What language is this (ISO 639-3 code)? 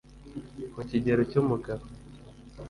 kin